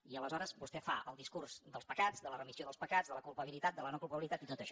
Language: Catalan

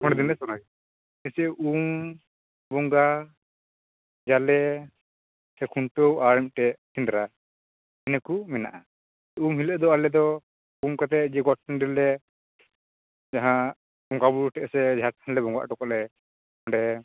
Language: Santali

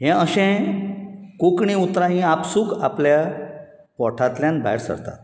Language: Konkani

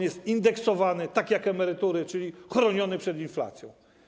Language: Polish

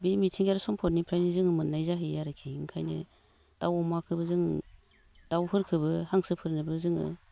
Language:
Bodo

